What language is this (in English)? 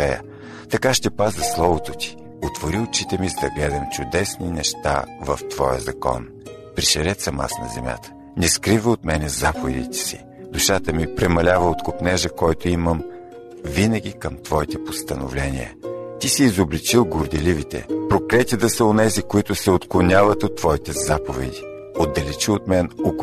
Bulgarian